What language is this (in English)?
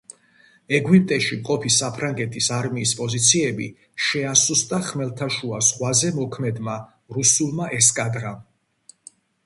Georgian